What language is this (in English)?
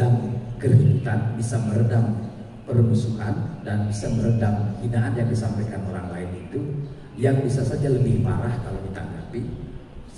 Indonesian